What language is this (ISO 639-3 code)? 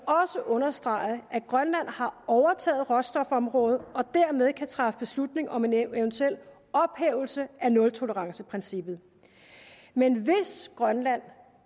dan